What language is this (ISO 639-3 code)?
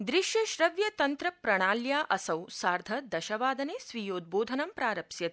san